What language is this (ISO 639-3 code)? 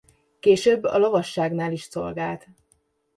hun